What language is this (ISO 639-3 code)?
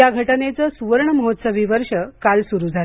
mar